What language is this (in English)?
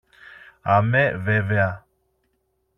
Greek